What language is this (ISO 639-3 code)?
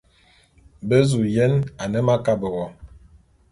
bum